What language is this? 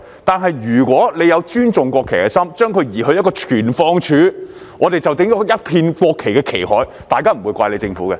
Cantonese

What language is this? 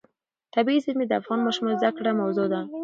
Pashto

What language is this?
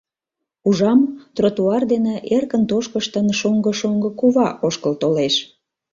Mari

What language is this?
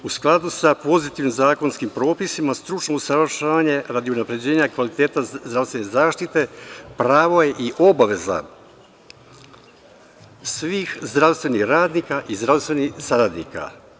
Serbian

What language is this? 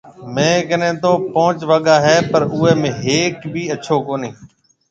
Marwari (Pakistan)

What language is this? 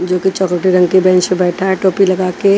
Hindi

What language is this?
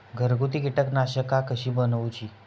Marathi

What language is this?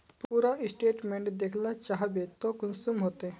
Magahi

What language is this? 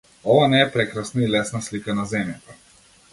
Macedonian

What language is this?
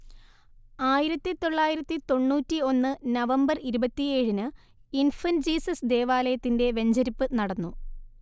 Malayalam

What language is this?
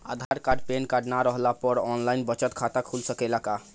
Bhojpuri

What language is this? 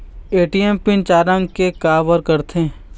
Chhattisgarhi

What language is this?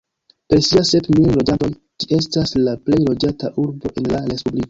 Esperanto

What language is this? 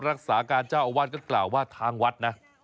Thai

